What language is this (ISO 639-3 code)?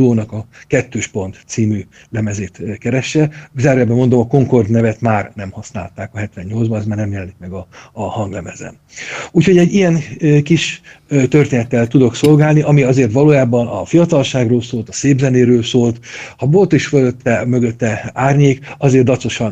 hun